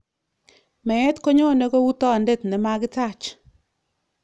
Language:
Kalenjin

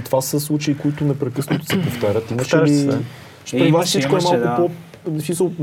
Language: Bulgarian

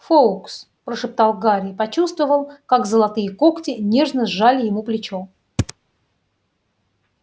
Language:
Russian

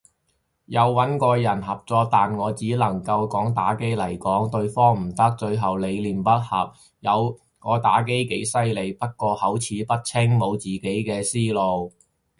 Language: Cantonese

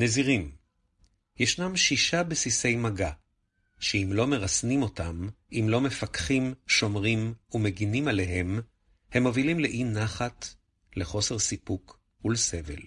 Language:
Hebrew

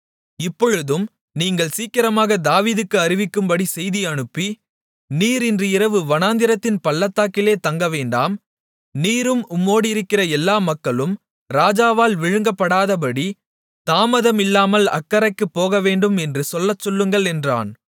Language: Tamil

